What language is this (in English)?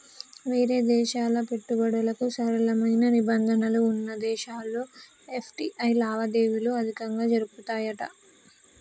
Telugu